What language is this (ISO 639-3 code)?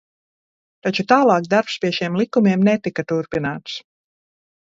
lav